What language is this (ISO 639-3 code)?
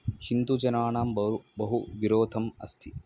san